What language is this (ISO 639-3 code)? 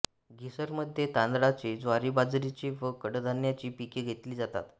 mar